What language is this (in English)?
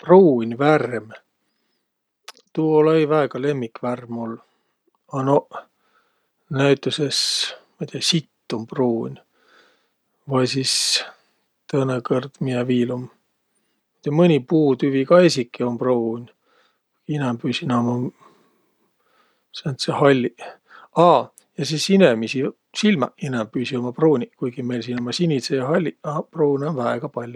Võro